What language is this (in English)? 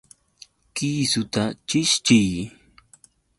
Yauyos Quechua